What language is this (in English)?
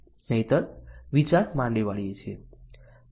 Gujarati